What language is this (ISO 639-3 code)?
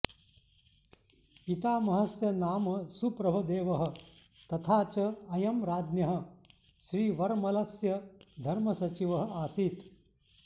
san